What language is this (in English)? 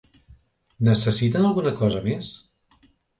Catalan